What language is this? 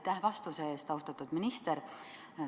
Estonian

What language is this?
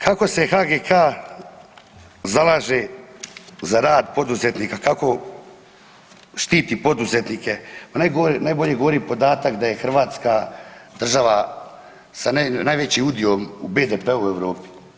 Croatian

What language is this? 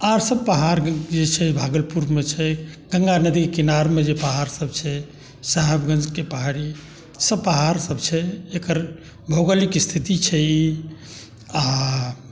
Maithili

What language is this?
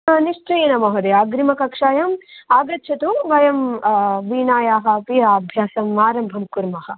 Sanskrit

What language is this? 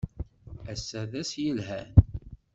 Kabyle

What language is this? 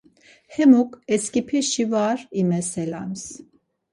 Laz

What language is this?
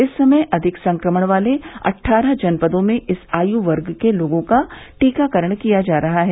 Hindi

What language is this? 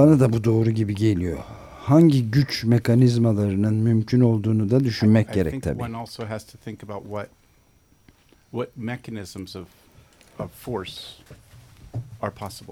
Turkish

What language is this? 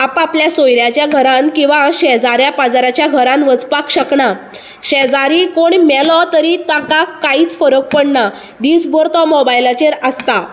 Konkani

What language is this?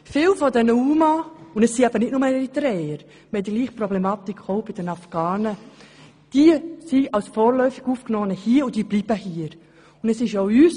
Swiss German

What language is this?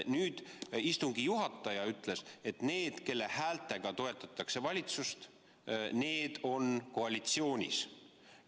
Estonian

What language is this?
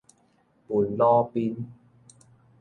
Min Nan Chinese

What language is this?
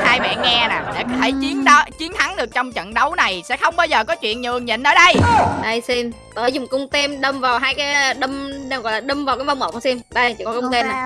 Vietnamese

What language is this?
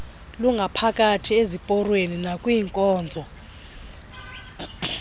Xhosa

